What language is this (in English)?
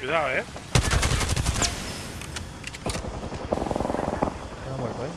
Spanish